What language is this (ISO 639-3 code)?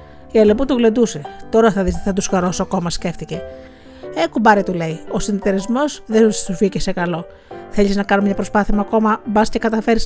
ell